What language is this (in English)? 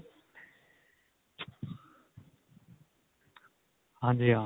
Punjabi